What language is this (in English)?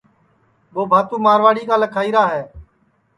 Sansi